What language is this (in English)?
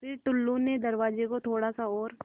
Hindi